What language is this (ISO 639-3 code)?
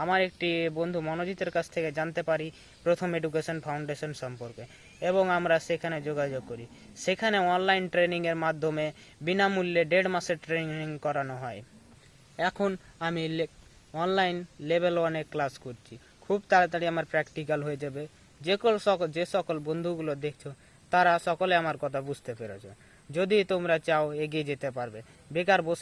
eng